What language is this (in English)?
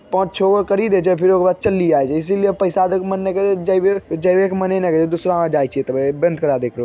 Magahi